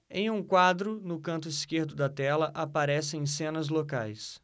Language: Portuguese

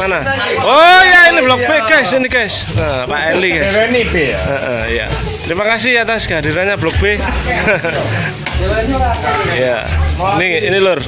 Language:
Indonesian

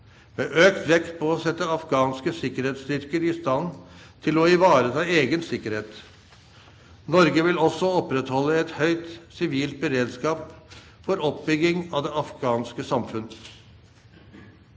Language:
Norwegian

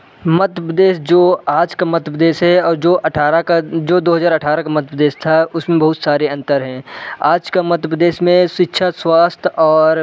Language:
Hindi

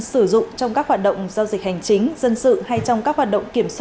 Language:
Vietnamese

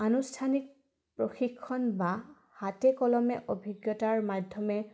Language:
Assamese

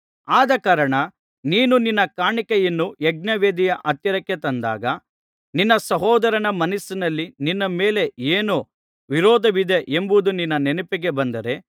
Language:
Kannada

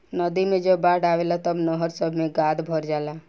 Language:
Bhojpuri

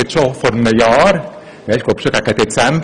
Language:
Swiss German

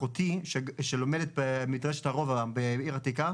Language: Hebrew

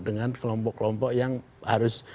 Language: Indonesian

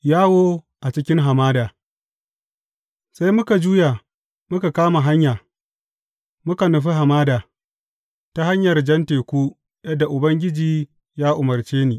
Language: Hausa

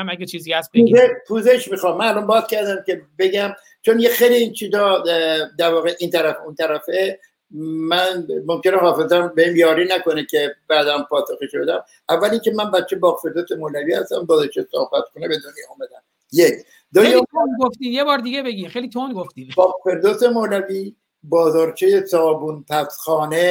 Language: Persian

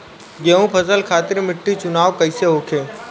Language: Bhojpuri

